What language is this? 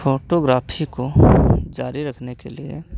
Hindi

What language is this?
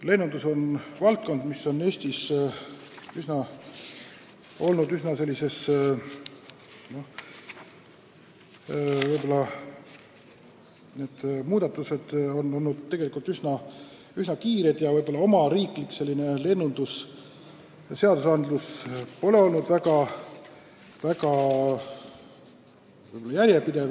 Estonian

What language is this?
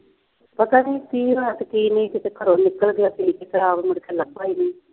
Punjabi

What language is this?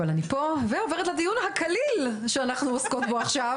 Hebrew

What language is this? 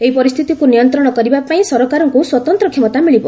Odia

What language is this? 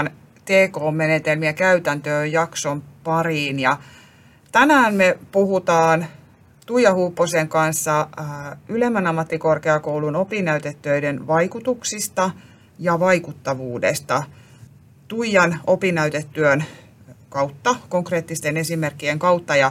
Finnish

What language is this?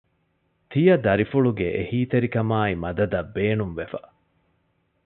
Divehi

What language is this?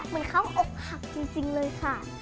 Thai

